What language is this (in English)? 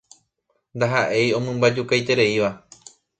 Guarani